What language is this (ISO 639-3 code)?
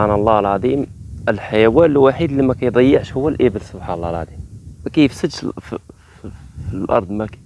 ara